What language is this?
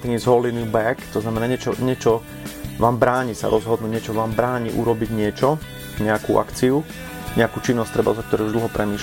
Slovak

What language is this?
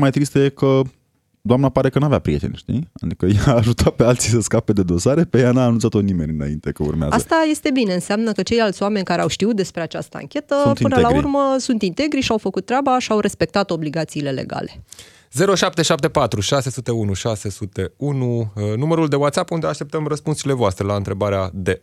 Romanian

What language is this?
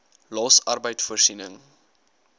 Afrikaans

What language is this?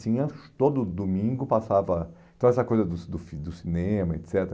Portuguese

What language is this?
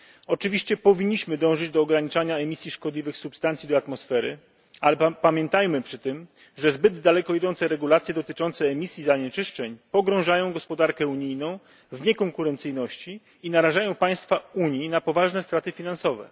Polish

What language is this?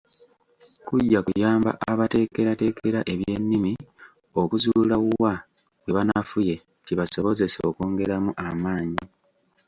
Ganda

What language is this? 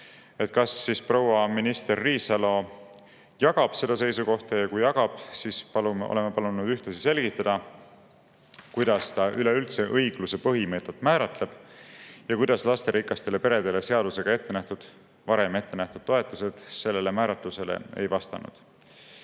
Estonian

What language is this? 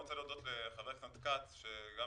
Hebrew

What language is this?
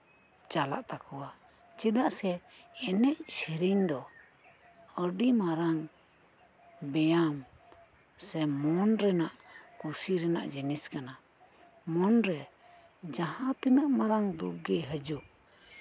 Santali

